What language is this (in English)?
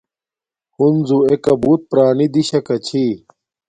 Domaaki